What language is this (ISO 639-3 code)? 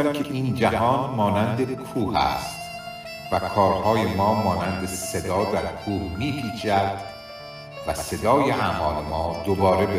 fas